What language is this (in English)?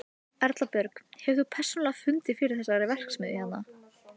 Icelandic